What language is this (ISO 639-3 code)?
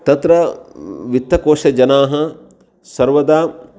san